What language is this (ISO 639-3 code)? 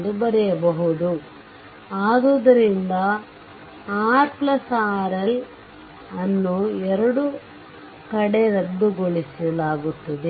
kan